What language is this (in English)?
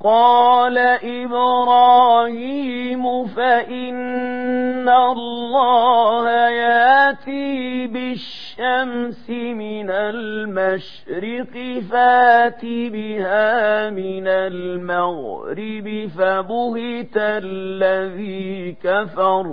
Arabic